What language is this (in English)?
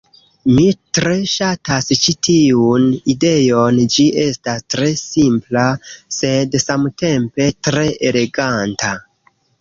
Esperanto